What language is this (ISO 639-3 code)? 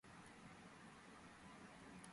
kat